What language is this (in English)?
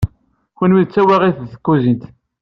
Kabyle